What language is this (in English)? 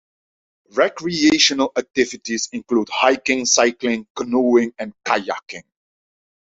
English